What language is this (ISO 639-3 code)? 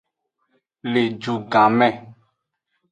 ajg